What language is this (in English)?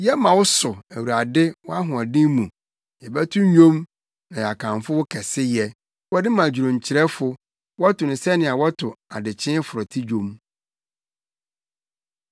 Akan